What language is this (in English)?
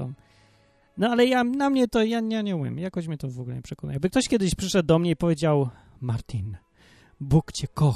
Polish